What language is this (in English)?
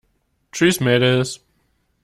German